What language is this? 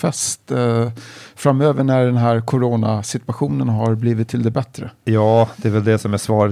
Swedish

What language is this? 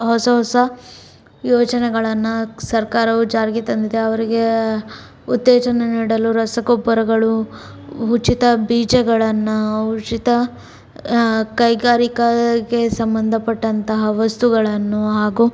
Kannada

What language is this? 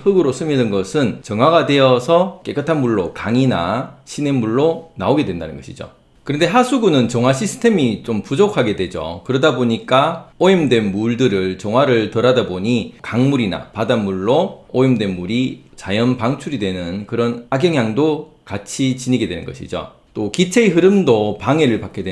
Korean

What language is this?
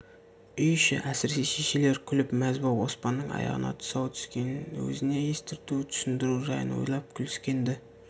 Kazakh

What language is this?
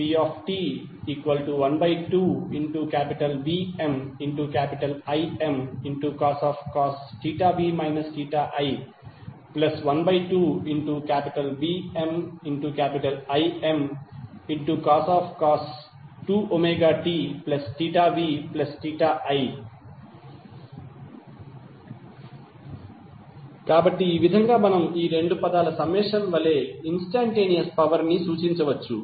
Telugu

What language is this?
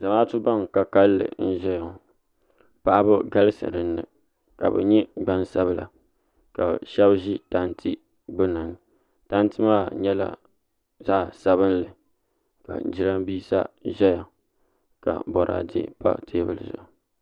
Dagbani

